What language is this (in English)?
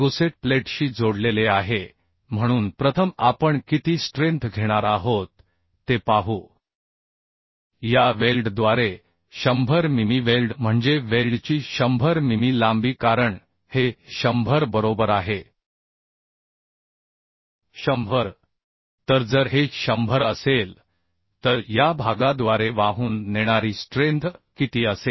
Marathi